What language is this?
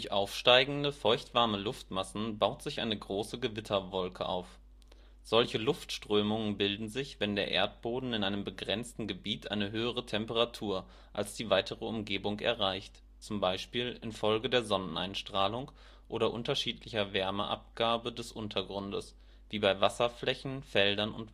German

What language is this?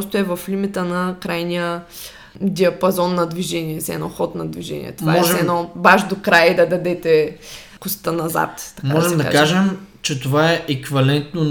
Bulgarian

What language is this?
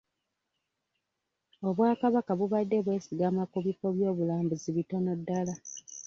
Ganda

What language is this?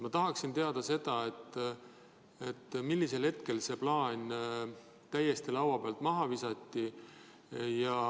Estonian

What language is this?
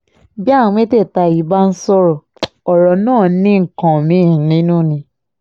Yoruba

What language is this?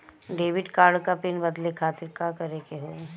Bhojpuri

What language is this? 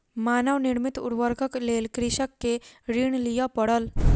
Maithili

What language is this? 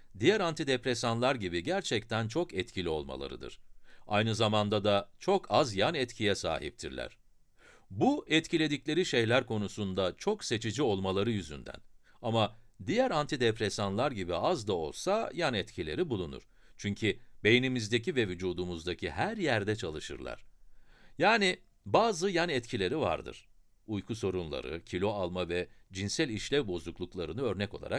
Turkish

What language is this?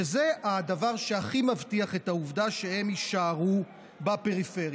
Hebrew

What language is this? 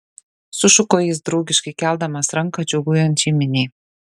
Lithuanian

